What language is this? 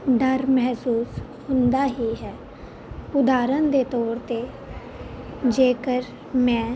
Punjabi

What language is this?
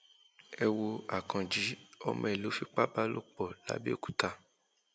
Yoruba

